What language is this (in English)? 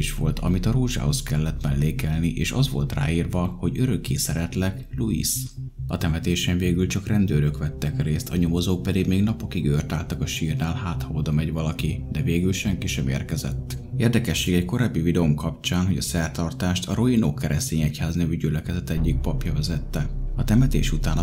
Hungarian